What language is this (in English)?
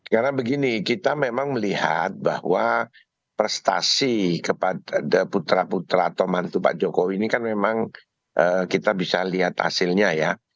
Indonesian